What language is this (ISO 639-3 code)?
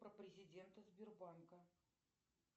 rus